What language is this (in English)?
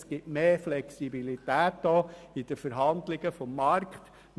Swiss German